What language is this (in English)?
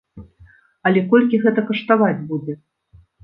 Belarusian